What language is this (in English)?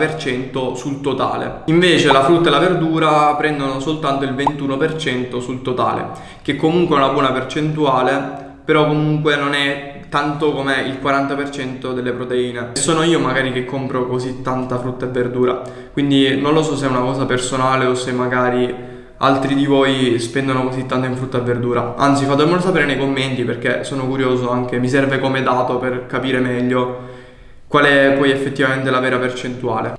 Italian